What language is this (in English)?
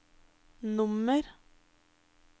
Norwegian